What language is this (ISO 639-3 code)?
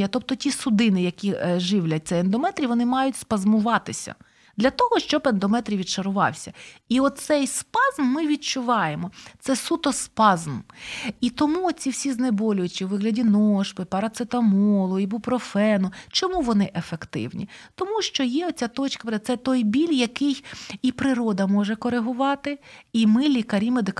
ukr